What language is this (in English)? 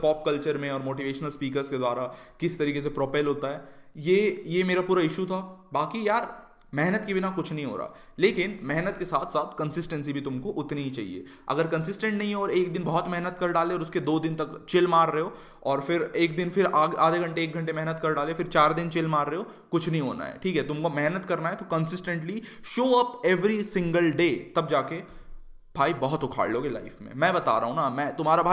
Hindi